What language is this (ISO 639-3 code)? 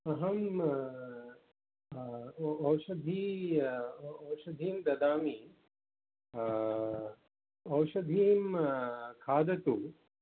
san